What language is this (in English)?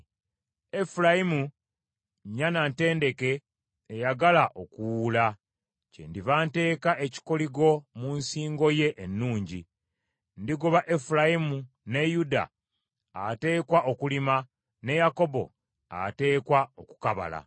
Ganda